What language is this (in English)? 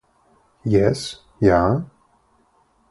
Esperanto